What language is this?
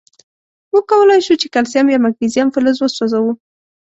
Pashto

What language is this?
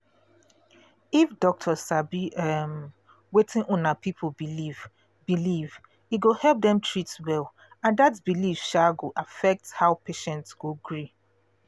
Nigerian Pidgin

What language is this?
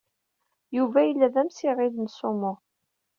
Kabyle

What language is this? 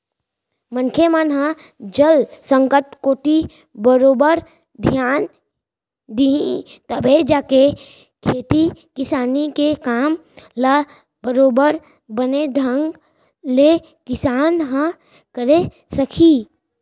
Chhattisgarhi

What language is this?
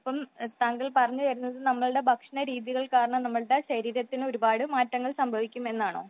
Malayalam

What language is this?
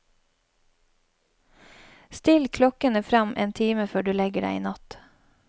Norwegian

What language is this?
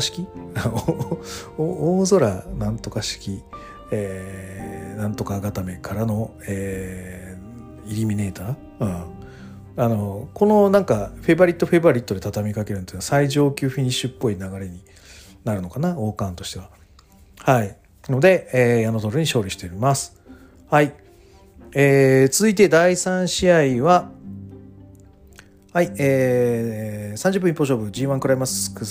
Japanese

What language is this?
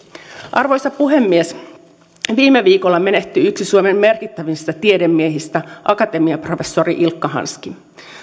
Finnish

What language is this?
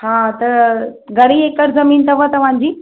Sindhi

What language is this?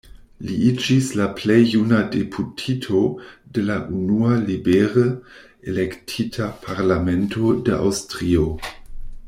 Esperanto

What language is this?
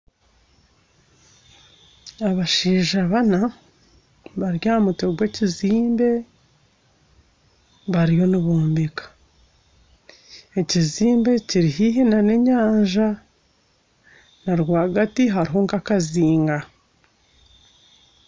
Nyankole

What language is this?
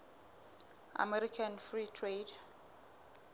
Southern Sotho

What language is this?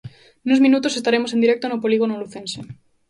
Galician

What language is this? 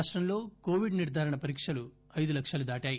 Telugu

